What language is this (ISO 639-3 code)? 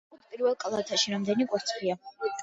kat